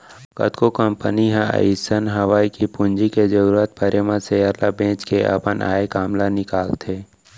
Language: Chhattisgarhi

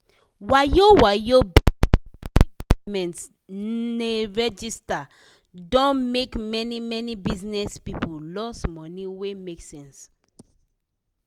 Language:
Nigerian Pidgin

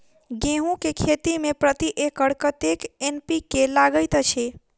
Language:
Maithili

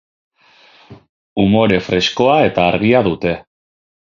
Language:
Basque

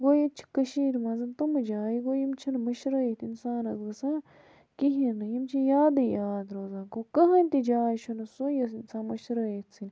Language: Kashmiri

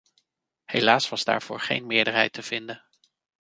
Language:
Dutch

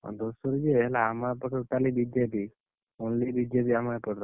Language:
Odia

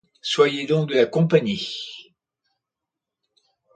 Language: French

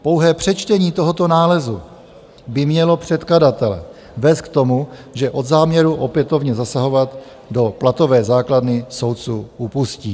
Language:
Czech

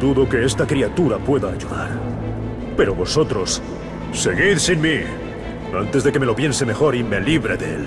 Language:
Spanish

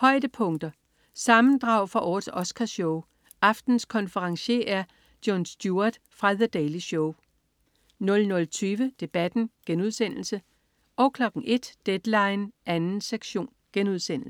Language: Danish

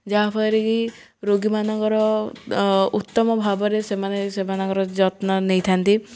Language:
Odia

